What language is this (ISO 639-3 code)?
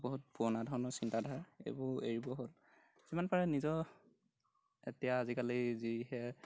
asm